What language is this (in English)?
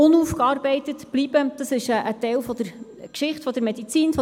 Swiss German